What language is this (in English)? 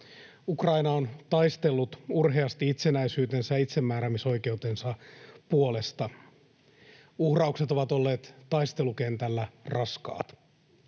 Finnish